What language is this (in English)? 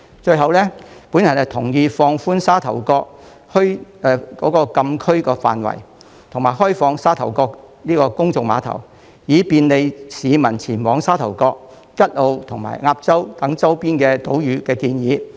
Cantonese